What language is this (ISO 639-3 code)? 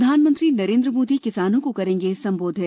hin